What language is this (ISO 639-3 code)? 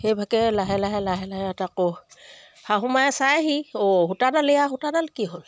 asm